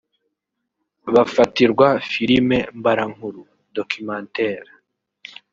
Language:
Kinyarwanda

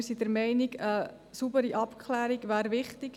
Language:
Swiss German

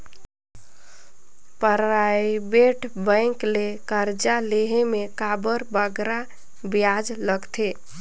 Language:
Chhattisgarhi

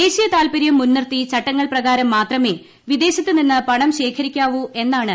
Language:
Malayalam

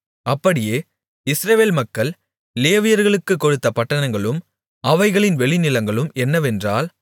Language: Tamil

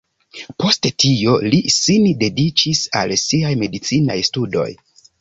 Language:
Esperanto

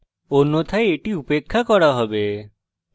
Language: Bangla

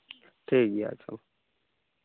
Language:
Santali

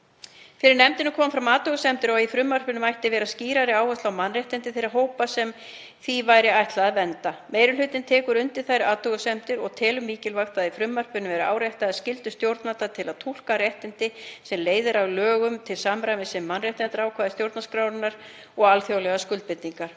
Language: Icelandic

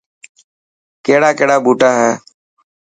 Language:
Dhatki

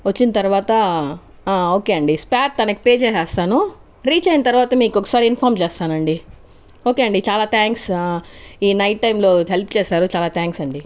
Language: Telugu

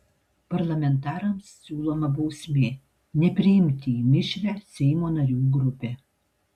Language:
Lithuanian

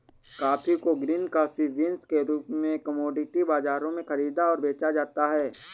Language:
Hindi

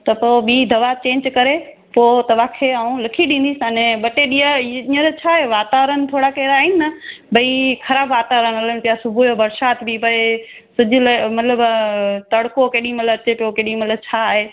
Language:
Sindhi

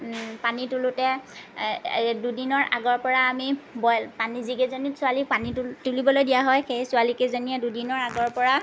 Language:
Assamese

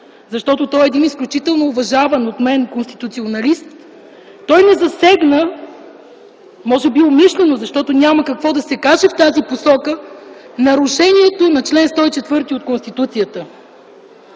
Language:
Bulgarian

